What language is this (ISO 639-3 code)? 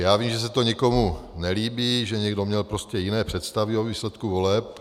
ces